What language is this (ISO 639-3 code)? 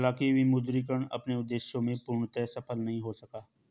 hin